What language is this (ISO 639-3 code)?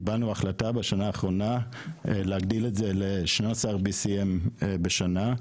heb